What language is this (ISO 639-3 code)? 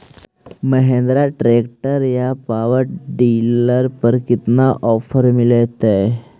mag